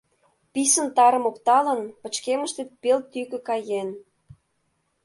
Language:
Mari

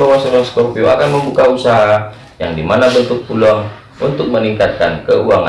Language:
Indonesian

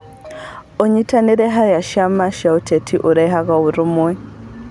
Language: Kikuyu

